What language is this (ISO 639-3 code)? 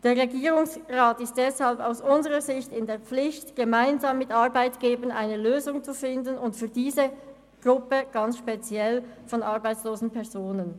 gsw